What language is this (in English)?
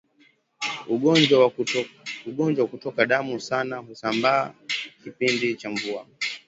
Swahili